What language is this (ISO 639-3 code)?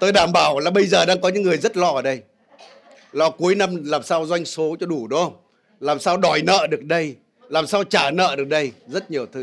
vie